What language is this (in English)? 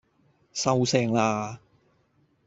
Cantonese